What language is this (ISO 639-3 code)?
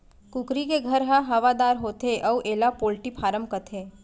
hne